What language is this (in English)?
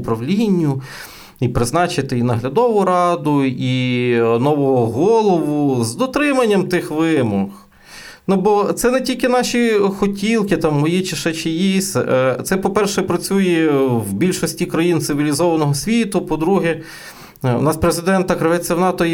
Ukrainian